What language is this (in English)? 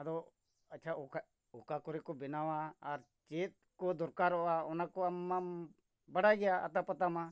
Santali